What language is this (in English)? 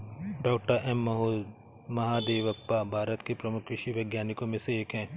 Hindi